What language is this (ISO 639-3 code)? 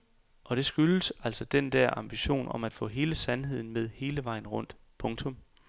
dan